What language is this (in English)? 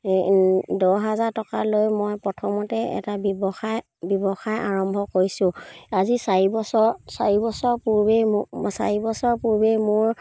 Assamese